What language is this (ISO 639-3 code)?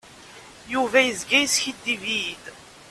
kab